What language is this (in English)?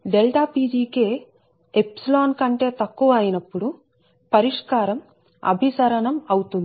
Telugu